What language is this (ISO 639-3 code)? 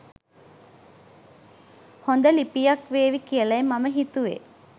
sin